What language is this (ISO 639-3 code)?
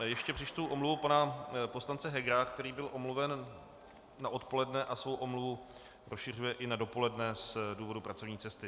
ces